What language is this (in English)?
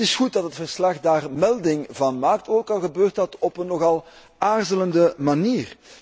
Dutch